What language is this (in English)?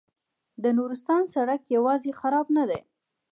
Pashto